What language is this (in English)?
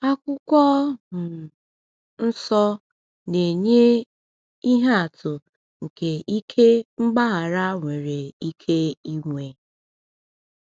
Igbo